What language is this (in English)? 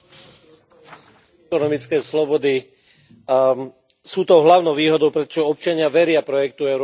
Slovak